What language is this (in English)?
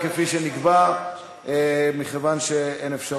Hebrew